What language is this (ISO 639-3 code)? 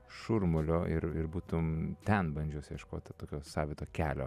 lit